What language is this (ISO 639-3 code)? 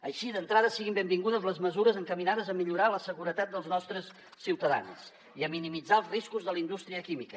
cat